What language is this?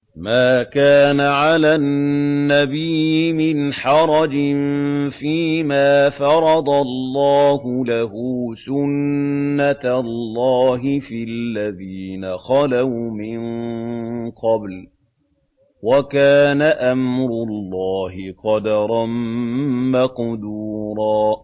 Arabic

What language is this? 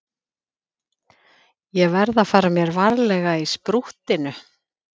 Icelandic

